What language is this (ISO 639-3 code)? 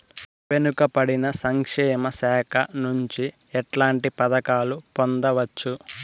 tel